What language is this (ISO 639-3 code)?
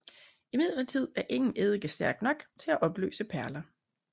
dan